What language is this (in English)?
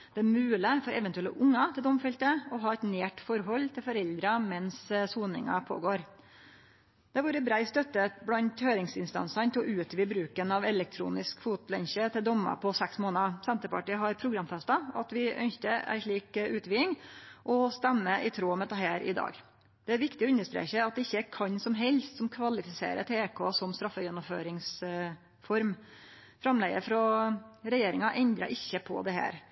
Norwegian Nynorsk